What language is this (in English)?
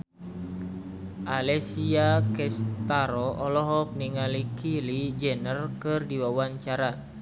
Sundanese